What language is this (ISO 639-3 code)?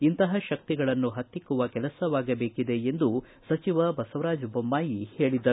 kan